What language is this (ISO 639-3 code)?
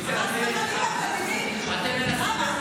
heb